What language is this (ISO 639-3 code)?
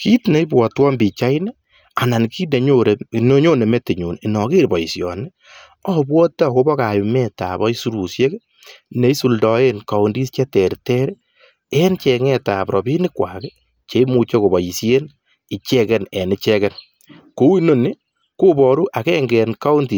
kln